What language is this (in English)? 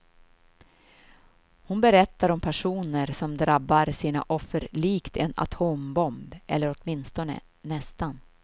Swedish